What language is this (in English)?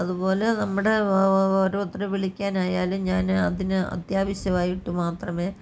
Malayalam